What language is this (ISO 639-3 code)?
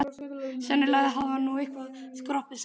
isl